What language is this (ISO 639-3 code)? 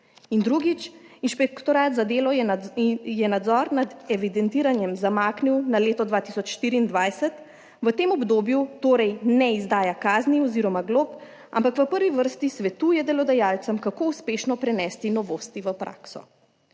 slv